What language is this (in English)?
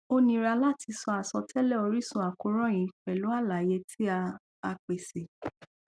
Yoruba